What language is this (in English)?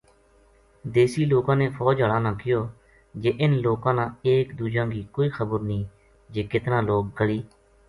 Gujari